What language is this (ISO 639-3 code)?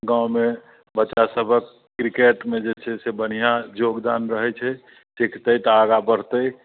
mai